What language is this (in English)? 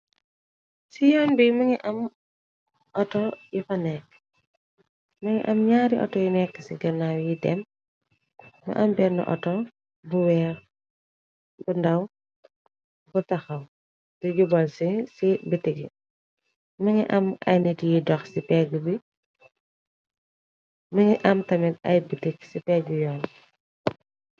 Wolof